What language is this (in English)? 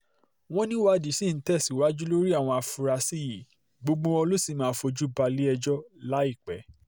Yoruba